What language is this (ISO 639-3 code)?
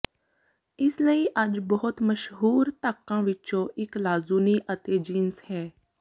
pan